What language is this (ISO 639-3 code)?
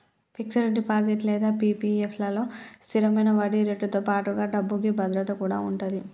tel